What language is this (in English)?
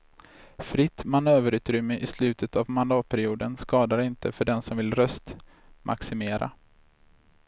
Swedish